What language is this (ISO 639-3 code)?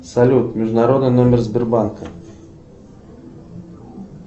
rus